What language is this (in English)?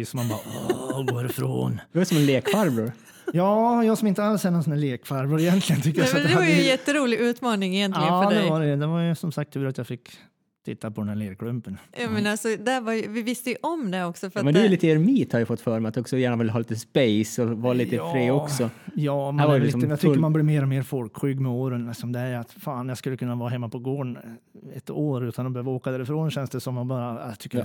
Swedish